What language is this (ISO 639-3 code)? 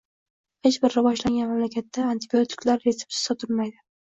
uzb